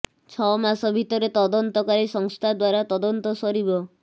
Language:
Odia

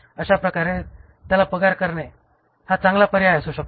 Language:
Marathi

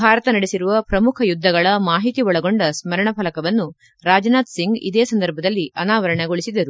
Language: Kannada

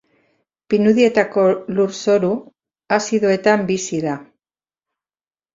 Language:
Basque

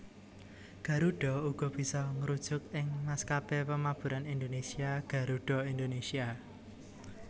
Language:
Javanese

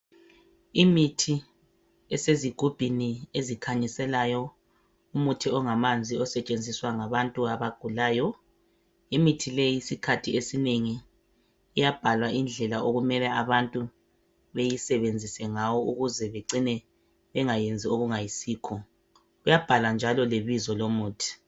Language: North Ndebele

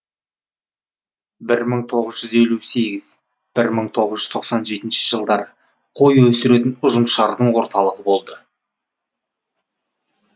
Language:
Kazakh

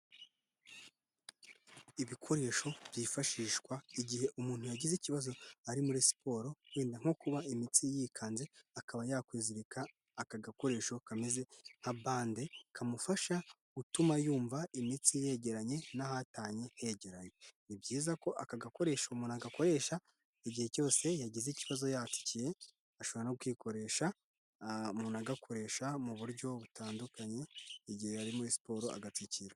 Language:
Kinyarwanda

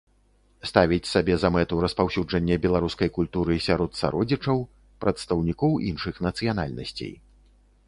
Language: Belarusian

